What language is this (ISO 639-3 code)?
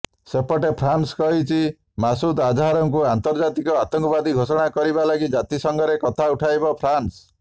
ori